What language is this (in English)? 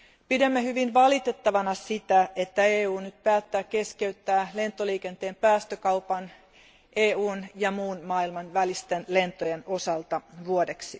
Finnish